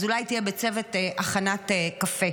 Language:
Hebrew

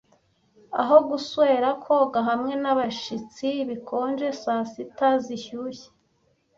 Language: Kinyarwanda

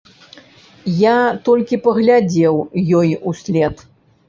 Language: Belarusian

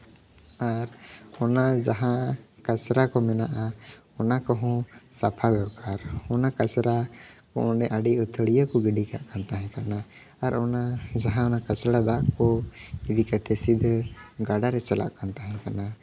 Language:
Santali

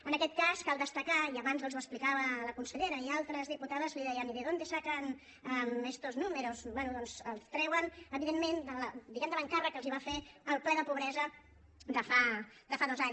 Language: Catalan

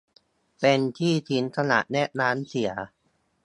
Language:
Thai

